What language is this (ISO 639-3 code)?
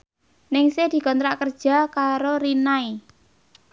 jav